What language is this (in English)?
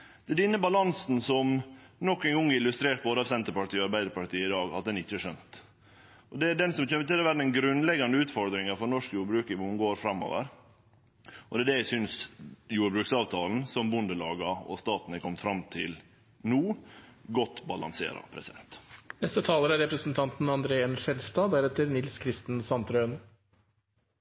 Norwegian